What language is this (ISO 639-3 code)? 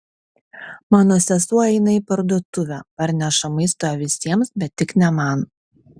lit